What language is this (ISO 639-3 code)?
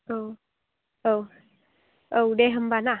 brx